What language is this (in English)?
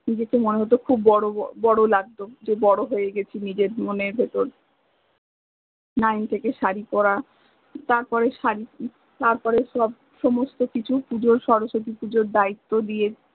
Bangla